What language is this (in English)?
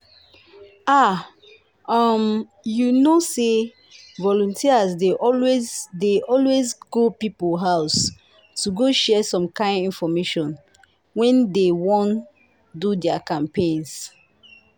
Nigerian Pidgin